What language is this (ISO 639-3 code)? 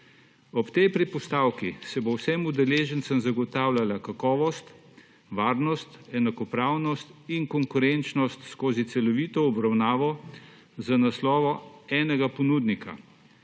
slv